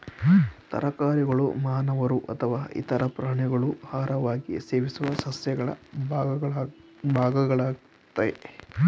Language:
Kannada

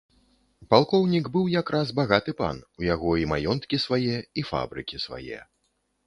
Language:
Belarusian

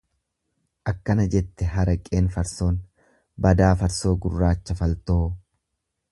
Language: Oromo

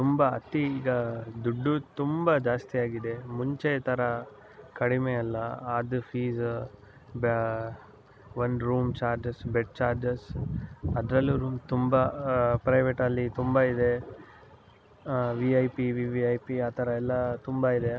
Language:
Kannada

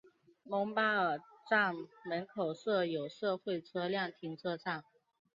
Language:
Chinese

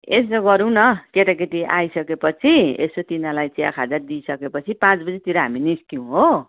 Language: Nepali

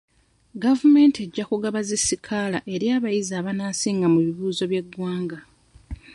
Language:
Ganda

